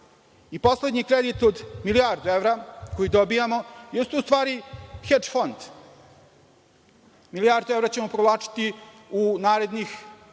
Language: Serbian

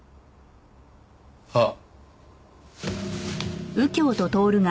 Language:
Japanese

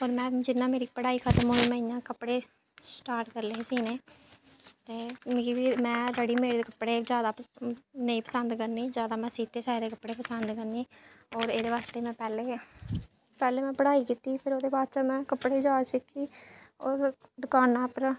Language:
Dogri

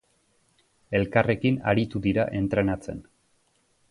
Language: Basque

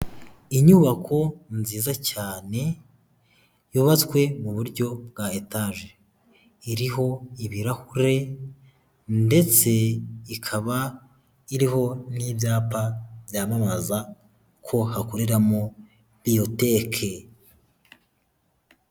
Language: Kinyarwanda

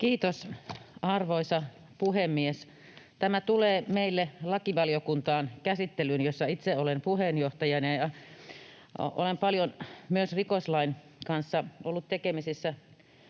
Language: Finnish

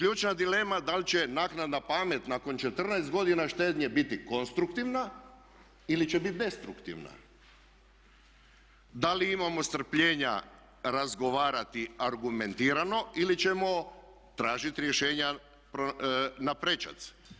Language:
Croatian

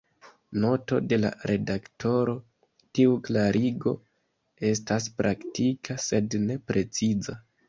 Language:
Esperanto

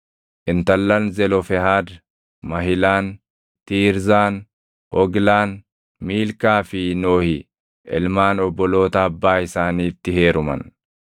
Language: Oromo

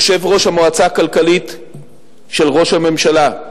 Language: Hebrew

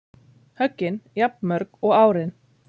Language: Icelandic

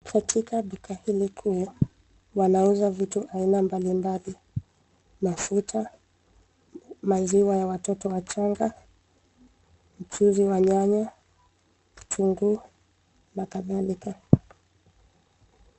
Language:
Swahili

